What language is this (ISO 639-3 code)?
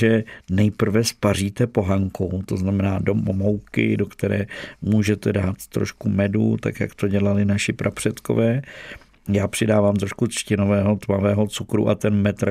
ces